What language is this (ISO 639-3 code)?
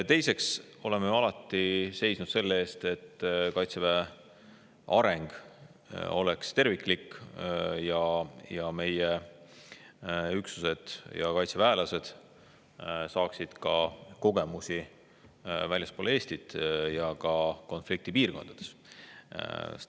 est